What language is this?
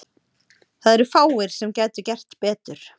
Icelandic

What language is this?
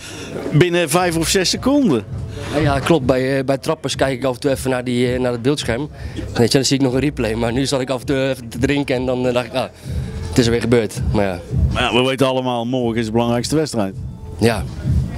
Dutch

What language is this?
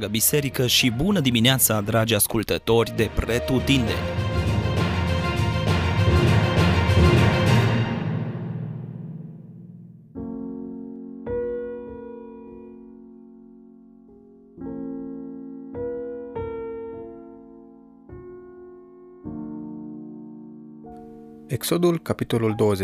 Romanian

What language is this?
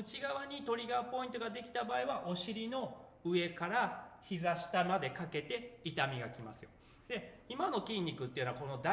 Japanese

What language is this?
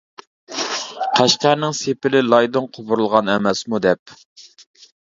Uyghur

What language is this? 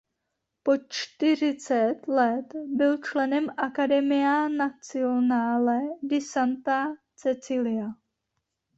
Czech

